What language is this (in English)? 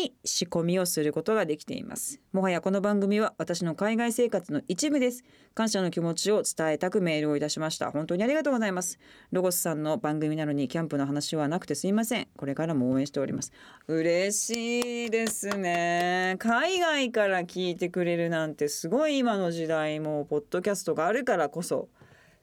Japanese